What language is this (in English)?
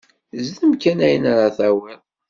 Kabyle